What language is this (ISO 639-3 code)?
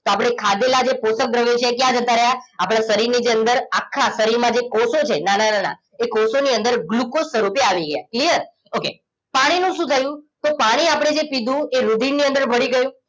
guj